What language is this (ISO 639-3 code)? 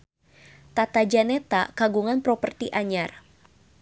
sun